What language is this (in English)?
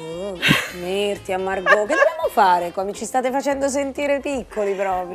Italian